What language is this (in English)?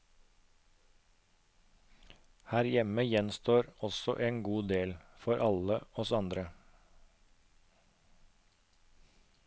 Norwegian